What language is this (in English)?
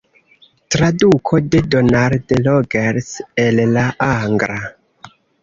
Esperanto